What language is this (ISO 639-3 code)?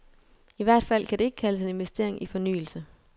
dan